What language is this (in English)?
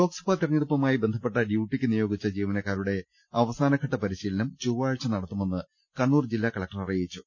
Malayalam